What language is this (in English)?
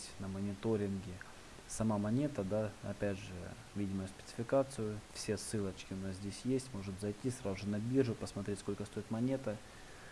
Russian